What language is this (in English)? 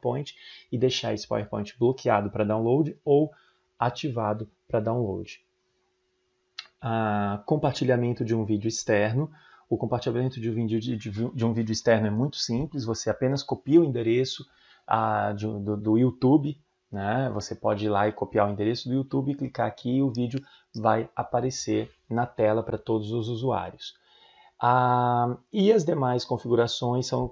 Portuguese